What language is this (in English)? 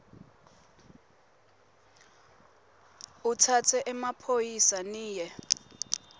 Swati